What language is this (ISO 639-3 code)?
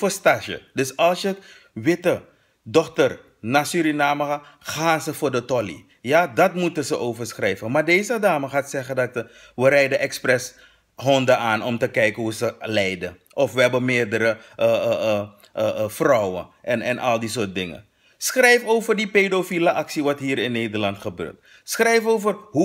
nld